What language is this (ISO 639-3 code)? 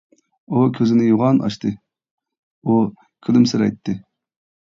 uig